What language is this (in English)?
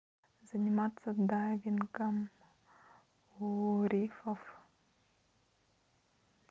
Russian